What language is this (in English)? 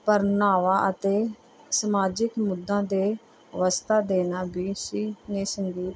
Punjabi